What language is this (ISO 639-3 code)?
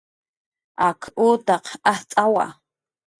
jqr